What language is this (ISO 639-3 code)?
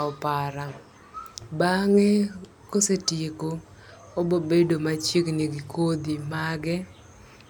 luo